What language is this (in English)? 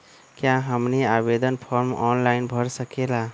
Magahi